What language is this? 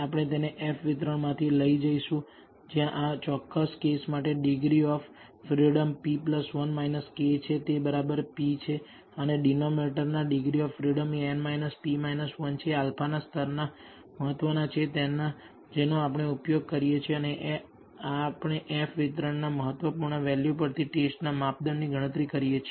Gujarati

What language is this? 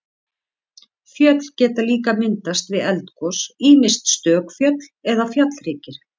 Icelandic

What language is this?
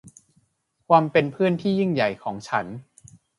Thai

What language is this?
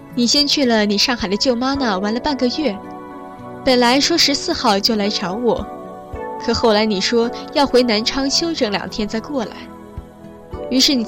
Chinese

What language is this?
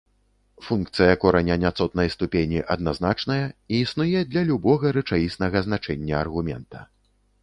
Belarusian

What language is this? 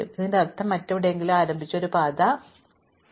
Malayalam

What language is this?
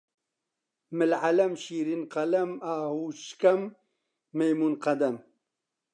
Central Kurdish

